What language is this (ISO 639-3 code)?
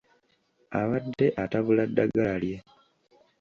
lug